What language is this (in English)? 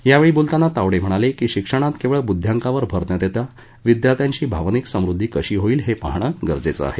Marathi